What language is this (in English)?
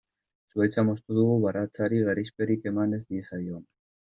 Basque